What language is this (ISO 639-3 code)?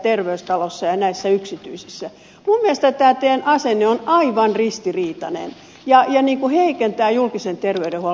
fin